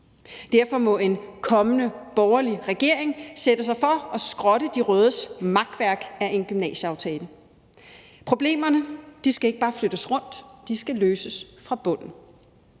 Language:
Danish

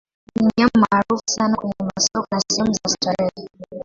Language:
Swahili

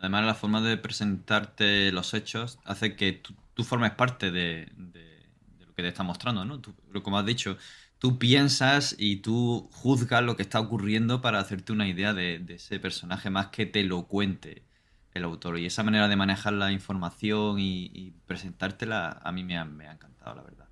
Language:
Spanish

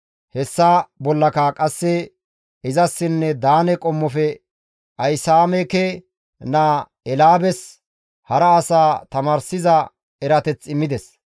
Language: Gamo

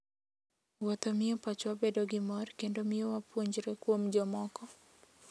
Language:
Luo (Kenya and Tanzania)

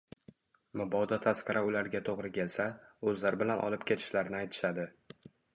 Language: Uzbek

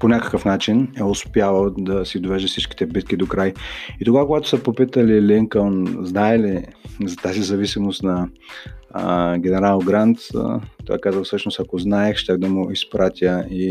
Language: Bulgarian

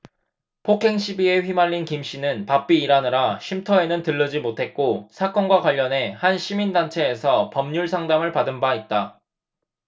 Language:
Korean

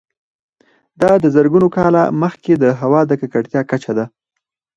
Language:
Pashto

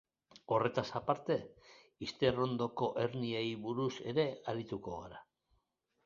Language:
Basque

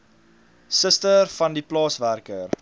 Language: Afrikaans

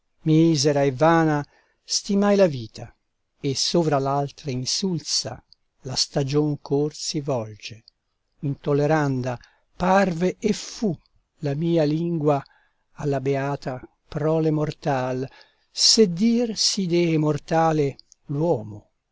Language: Italian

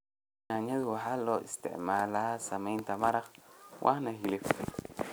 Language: Somali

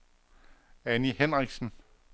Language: Danish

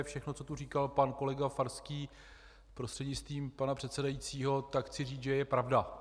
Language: Czech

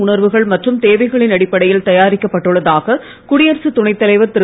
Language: Tamil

